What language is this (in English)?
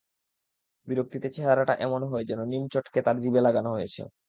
Bangla